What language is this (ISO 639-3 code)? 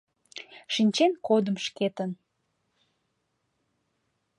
chm